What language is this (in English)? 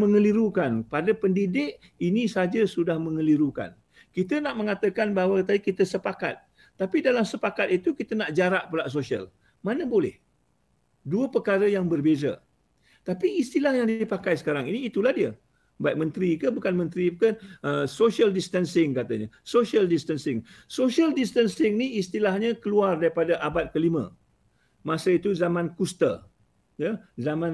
Malay